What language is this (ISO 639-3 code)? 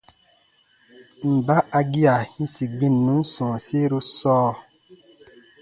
bba